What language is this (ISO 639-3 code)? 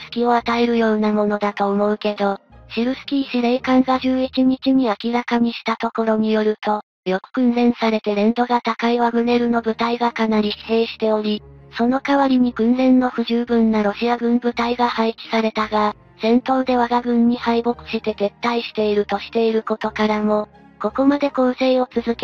jpn